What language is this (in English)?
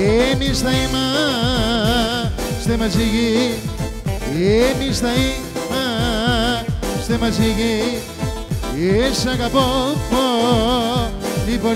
Greek